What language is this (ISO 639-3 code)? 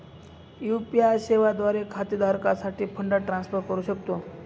mar